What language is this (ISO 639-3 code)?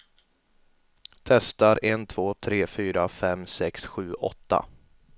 swe